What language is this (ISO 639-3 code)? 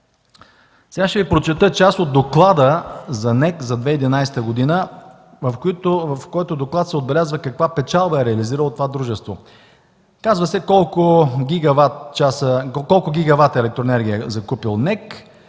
bul